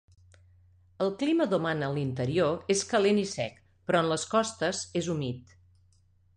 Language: Catalan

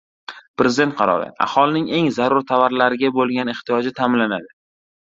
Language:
Uzbek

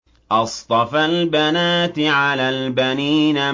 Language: Arabic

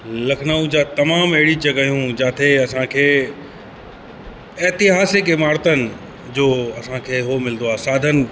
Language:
Sindhi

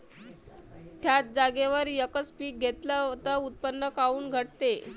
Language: Marathi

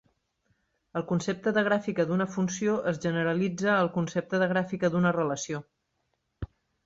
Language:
Catalan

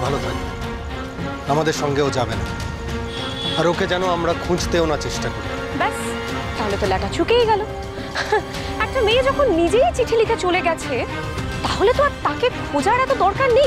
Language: Bangla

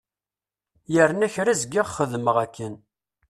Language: Kabyle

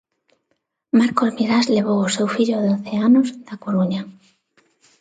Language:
Galician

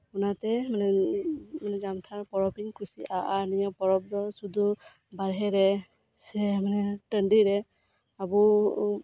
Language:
Santali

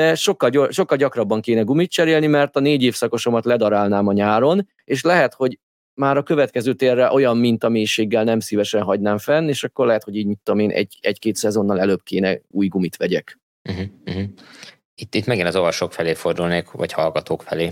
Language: Hungarian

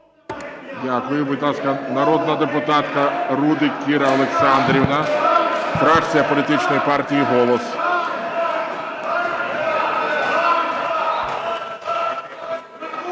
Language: Ukrainian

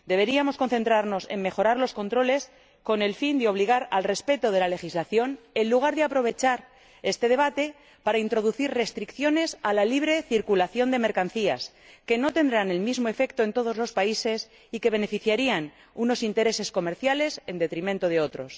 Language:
Spanish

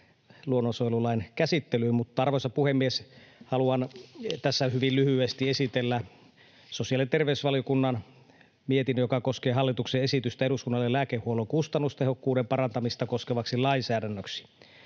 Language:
Finnish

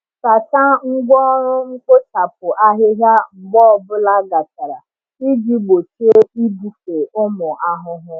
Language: Igbo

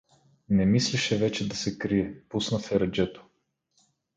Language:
Bulgarian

